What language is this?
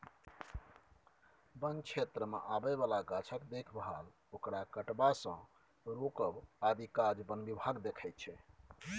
Maithili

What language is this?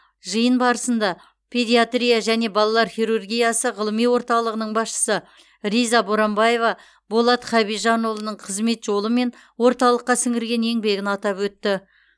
Kazakh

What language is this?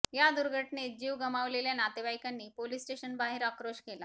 Marathi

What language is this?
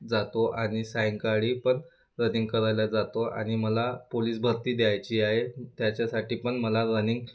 Marathi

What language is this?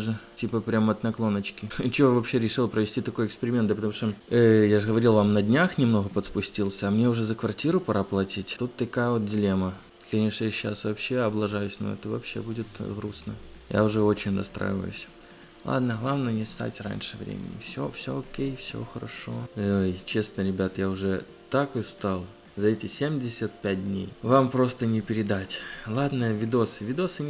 Russian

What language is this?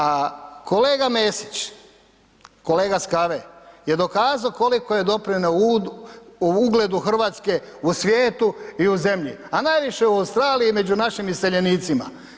Croatian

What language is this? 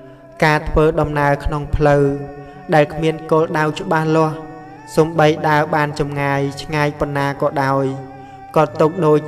Vietnamese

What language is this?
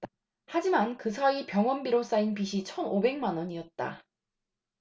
Korean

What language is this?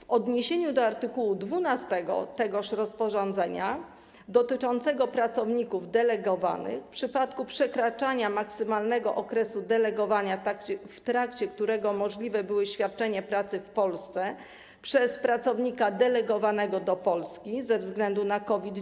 Polish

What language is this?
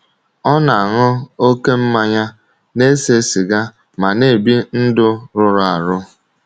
Igbo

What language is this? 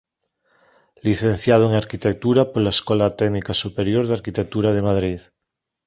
Galician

